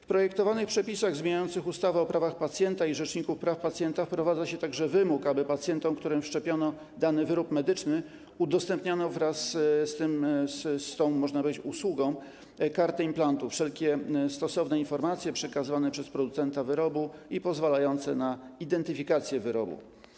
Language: Polish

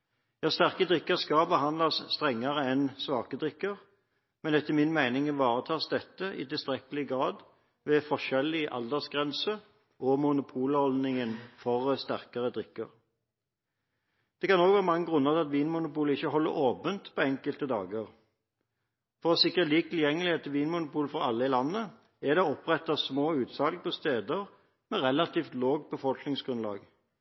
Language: Norwegian Bokmål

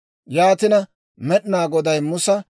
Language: Dawro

